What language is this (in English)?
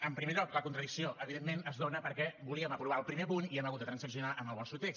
Catalan